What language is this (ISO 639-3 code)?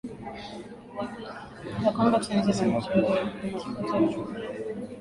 swa